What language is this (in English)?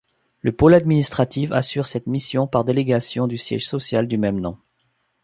French